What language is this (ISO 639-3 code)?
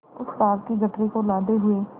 hin